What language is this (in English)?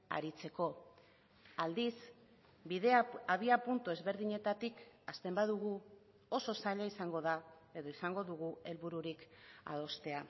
Basque